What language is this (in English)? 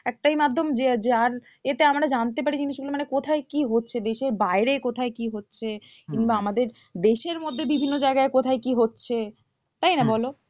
Bangla